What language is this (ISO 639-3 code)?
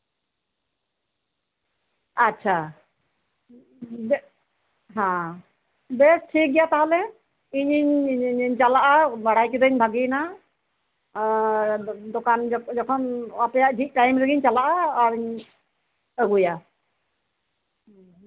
sat